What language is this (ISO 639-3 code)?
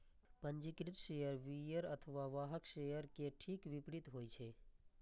mai